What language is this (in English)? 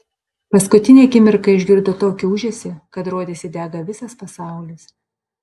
Lithuanian